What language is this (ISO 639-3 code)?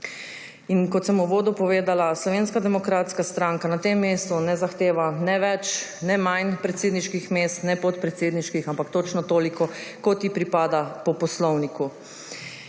slv